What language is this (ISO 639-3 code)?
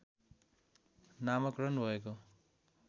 nep